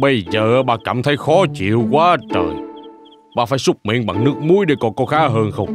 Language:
Vietnamese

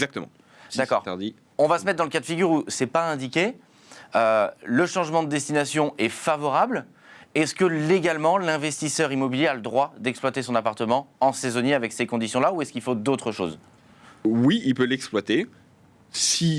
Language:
French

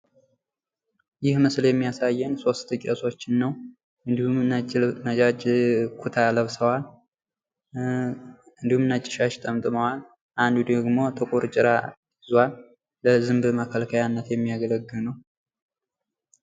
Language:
Amharic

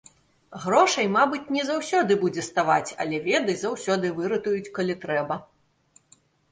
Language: Belarusian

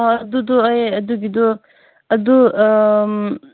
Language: Manipuri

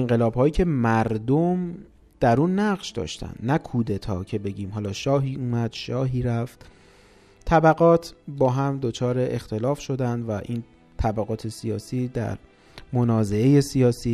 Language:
Persian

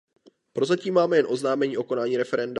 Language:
Czech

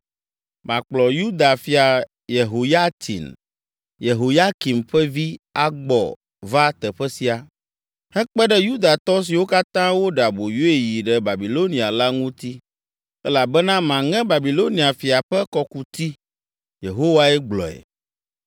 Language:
Ewe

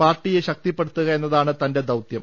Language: Malayalam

